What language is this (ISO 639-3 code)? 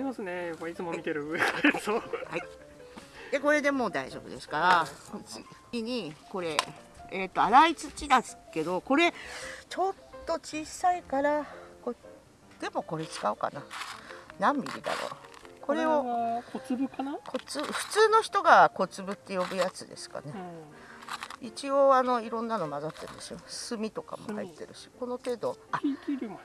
jpn